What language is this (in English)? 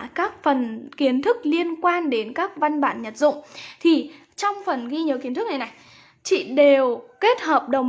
Vietnamese